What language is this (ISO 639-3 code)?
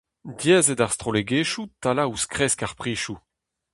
bre